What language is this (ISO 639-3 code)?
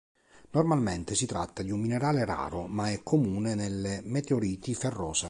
ita